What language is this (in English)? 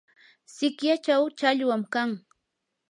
Yanahuanca Pasco Quechua